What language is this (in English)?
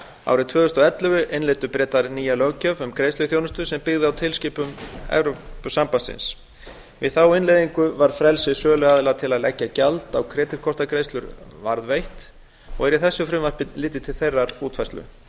Icelandic